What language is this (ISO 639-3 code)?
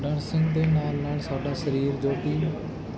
pan